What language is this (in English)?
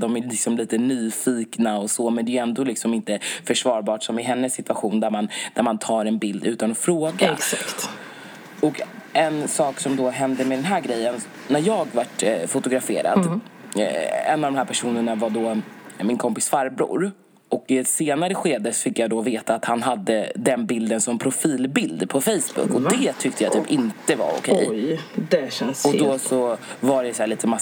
Swedish